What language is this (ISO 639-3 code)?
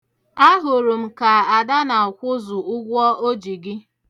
ibo